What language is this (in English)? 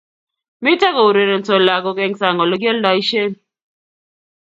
Kalenjin